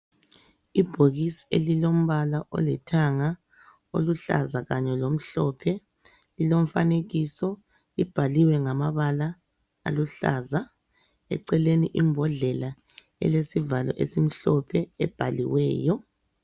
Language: North Ndebele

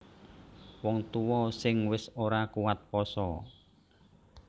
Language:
Javanese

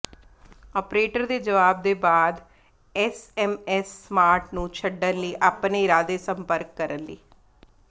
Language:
Punjabi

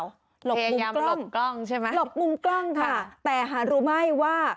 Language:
Thai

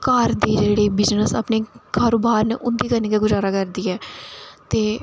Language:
Dogri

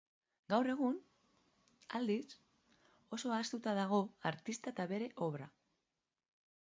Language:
Basque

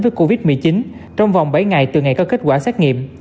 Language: Vietnamese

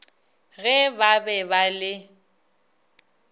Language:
Northern Sotho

